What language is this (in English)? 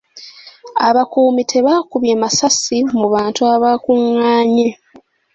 Ganda